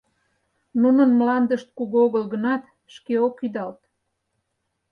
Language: Mari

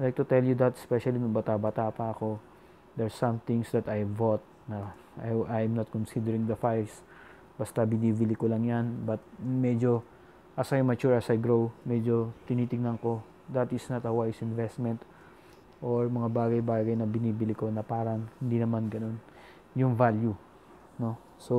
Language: Filipino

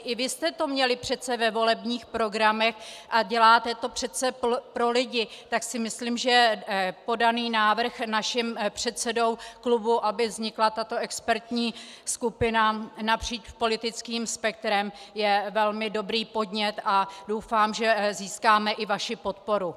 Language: Czech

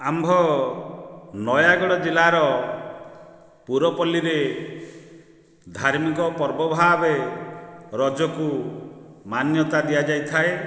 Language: Odia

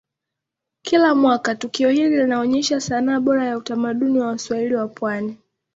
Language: Swahili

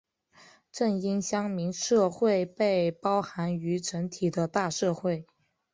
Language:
Chinese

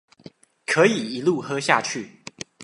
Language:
Chinese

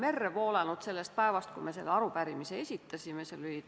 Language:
Estonian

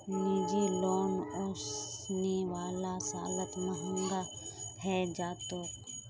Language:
Magahi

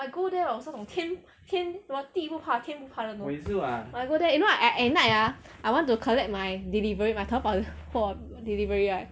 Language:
English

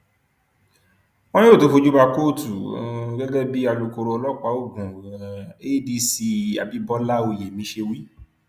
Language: Yoruba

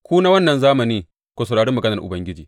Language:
Hausa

